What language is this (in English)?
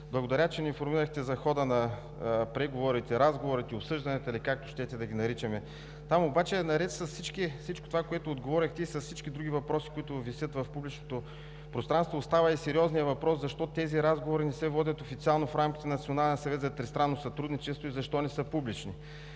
Bulgarian